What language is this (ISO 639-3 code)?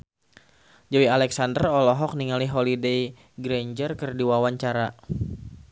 sun